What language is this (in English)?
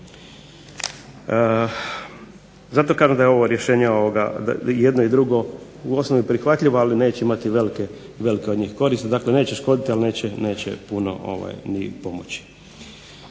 Croatian